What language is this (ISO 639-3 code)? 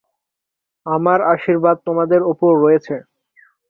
ben